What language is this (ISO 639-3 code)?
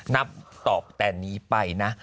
tha